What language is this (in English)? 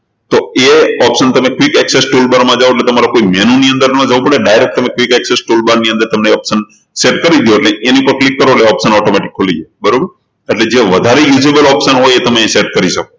Gujarati